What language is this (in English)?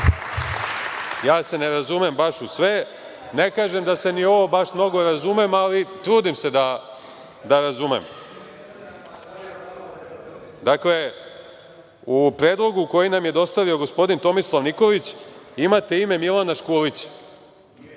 Serbian